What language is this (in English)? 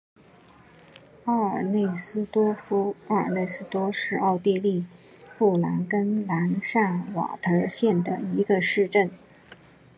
Chinese